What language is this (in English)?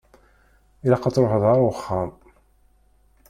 Kabyle